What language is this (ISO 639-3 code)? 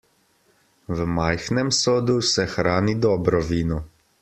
slv